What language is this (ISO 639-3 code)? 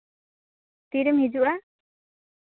sat